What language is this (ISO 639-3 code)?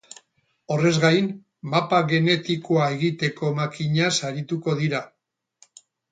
eus